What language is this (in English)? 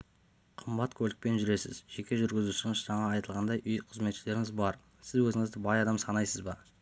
Kazakh